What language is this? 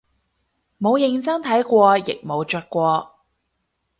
Cantonese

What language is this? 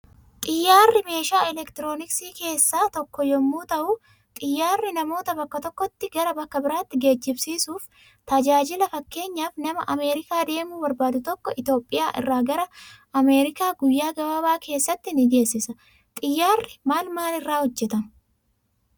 Oromo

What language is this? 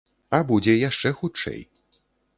Belarusian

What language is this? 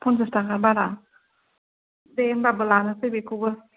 Bodo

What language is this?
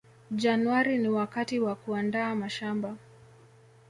Swahili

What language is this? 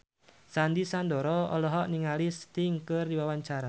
Sundanese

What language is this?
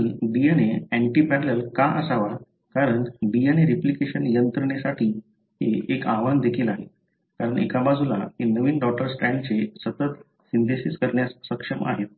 Marathi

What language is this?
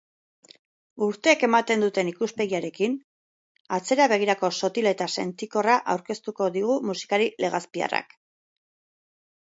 Basque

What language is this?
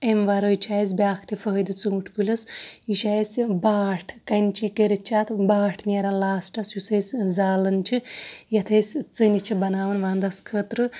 Kashmiri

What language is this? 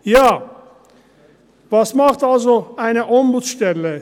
Swiss German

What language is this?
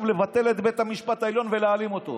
Hebrew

